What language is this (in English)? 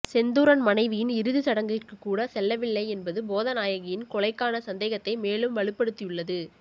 Tamil